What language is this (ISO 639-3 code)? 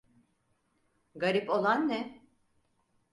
tur